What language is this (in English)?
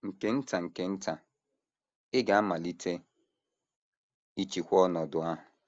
Igbo